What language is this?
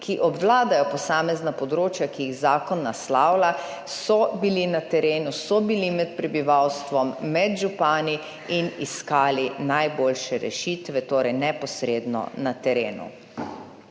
Slovenian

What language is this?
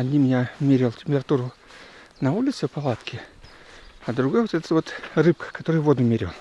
Russian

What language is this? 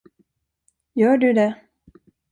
Swedish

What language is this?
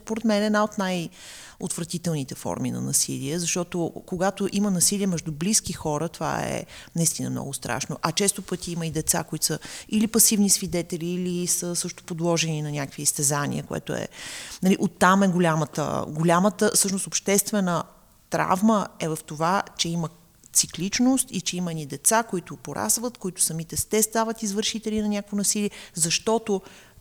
Bulgarian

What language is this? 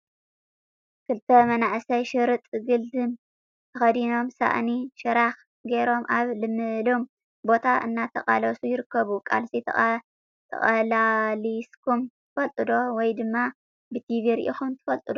Tigrinya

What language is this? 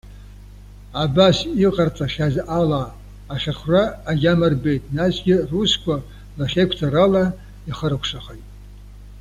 Abkhazian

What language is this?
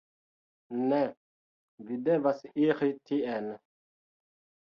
Esperanto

